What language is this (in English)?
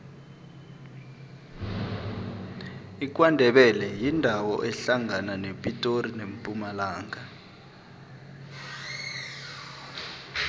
South Ndebele